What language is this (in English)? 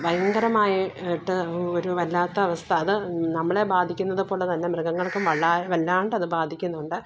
Malayalam